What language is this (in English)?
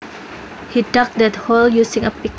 Javanese